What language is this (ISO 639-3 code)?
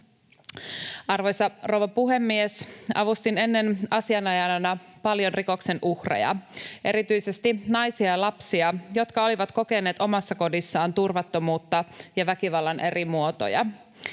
fin